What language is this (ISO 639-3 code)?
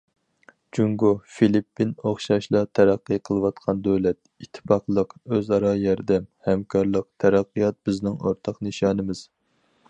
uig